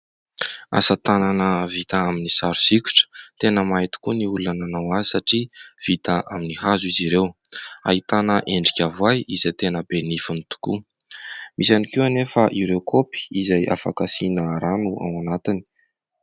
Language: Malagasy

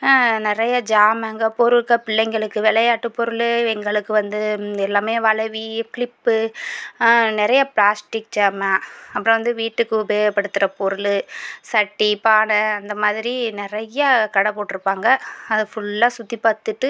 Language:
Tamil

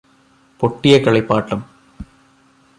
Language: Malayalam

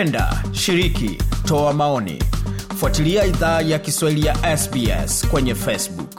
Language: Swahili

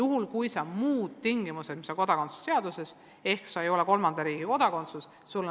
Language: Estonian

